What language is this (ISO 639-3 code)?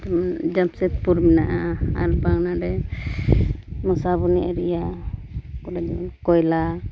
sat